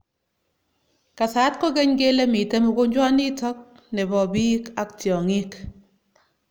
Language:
Kalenjin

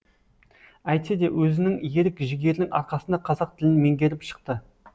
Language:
Kazakh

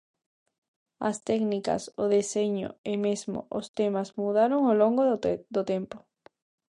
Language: Galician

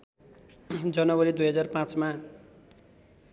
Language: Nepali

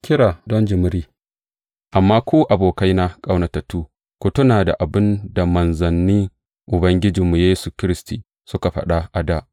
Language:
Hausa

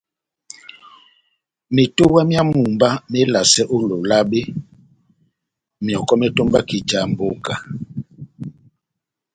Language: Batanga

